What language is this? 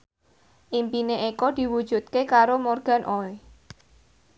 Javanese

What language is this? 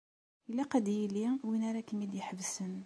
Kabyle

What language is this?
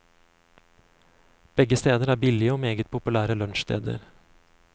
Norwegian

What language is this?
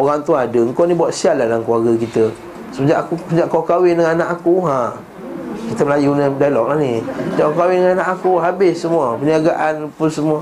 Malay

